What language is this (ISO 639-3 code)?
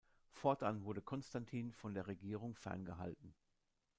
deu